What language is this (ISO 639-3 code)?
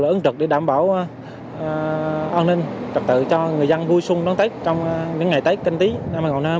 vie